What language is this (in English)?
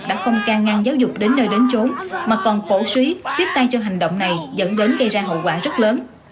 Vietnamese